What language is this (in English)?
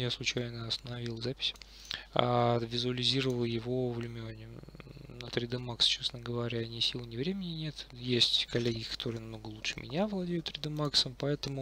Russian